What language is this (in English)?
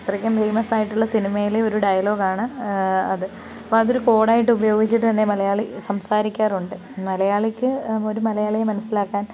Malayalam